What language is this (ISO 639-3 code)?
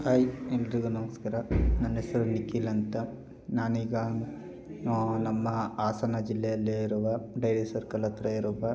kan